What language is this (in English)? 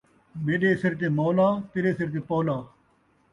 Saraiki